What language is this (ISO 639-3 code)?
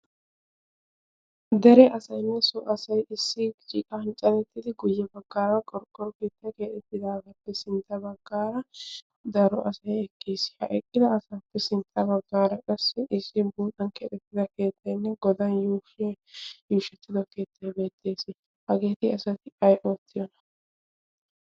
wal